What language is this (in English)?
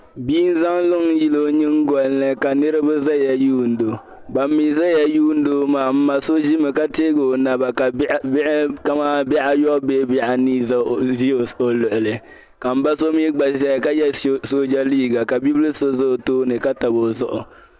Dagbani